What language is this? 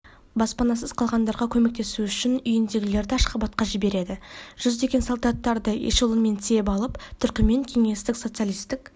Kazakh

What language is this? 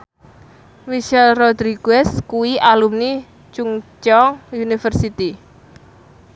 Javanese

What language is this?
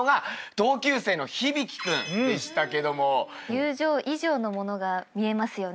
Japanese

